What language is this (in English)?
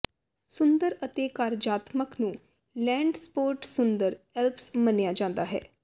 Punjabi